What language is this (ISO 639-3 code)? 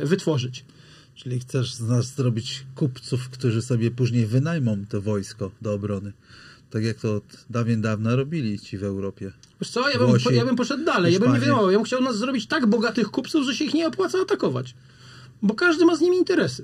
pol